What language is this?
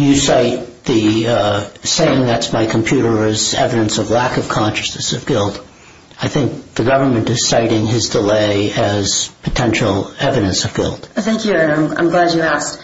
English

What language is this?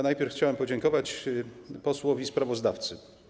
Polish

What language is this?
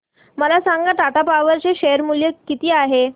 Marathi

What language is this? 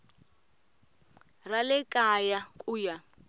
Tsonga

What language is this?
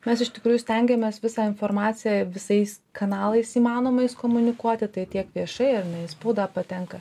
Lithuanian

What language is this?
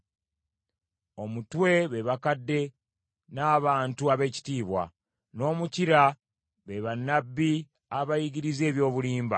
Ganda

